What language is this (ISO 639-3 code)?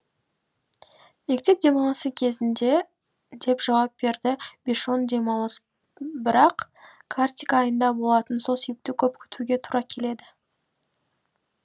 kaz